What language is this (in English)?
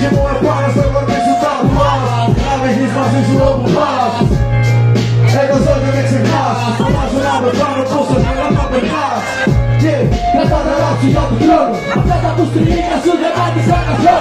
Polish